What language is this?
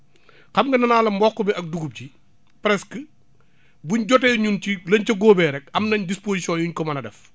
Wolof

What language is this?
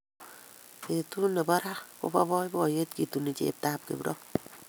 Kalenjin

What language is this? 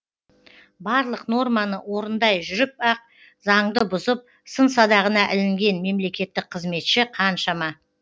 Kazakh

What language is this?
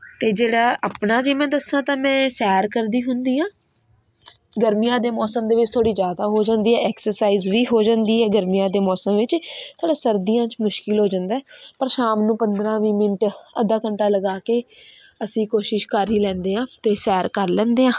Punjabi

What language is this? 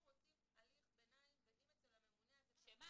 Hebrew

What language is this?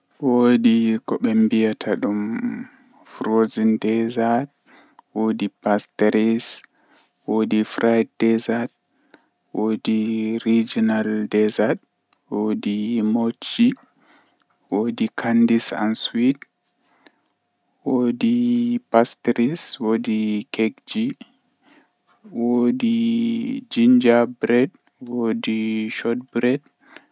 Western Niger Fulfulde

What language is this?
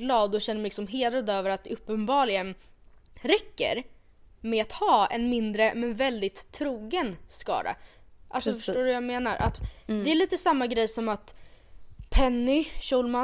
Swedish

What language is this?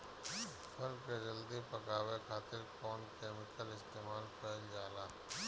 Bhojpuri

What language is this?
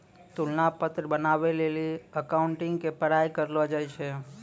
Maithili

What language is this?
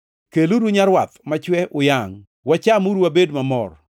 Luo (Kenya and Tanzania)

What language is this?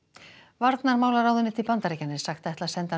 Icelandic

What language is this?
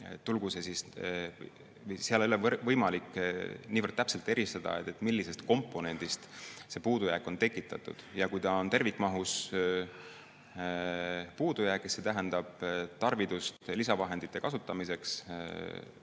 Estonian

